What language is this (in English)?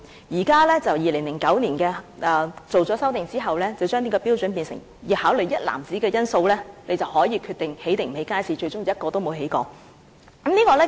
Cantonese